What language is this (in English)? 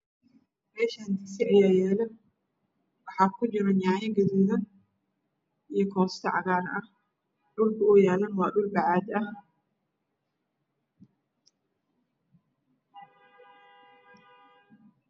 Somali